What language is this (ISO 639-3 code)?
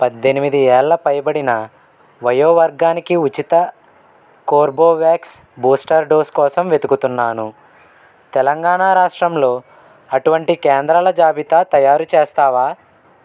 tel